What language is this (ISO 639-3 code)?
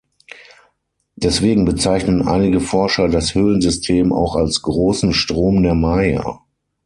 deu